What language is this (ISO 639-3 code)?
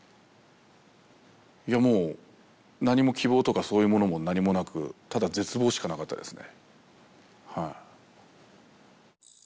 jpn